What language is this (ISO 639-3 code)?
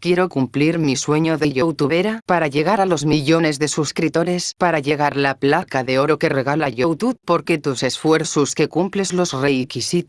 spa